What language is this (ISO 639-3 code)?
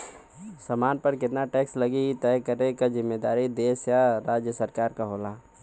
bho